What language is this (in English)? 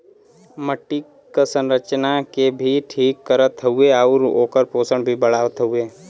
Bhojpuri